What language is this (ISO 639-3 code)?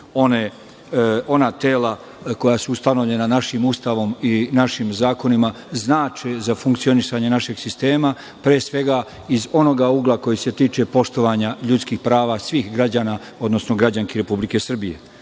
srp